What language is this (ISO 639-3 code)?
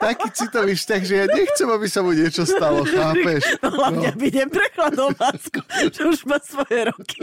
slk